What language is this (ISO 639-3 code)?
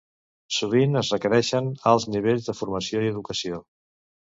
cat